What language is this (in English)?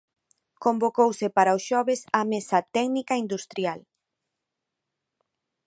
Galician